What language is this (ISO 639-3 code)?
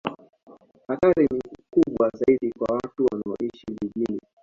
swa